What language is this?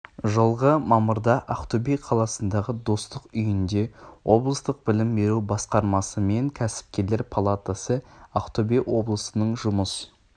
Kazakh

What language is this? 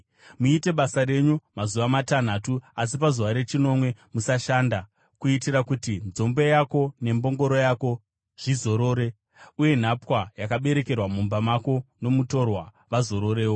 Shona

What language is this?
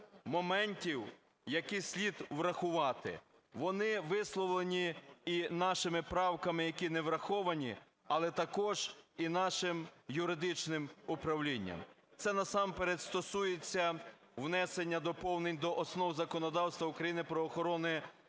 Ukrainian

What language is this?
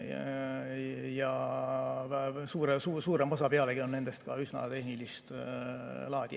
Estonian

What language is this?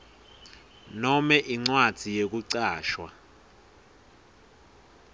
Swati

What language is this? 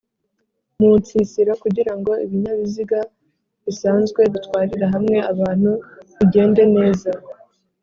Kinyarwanda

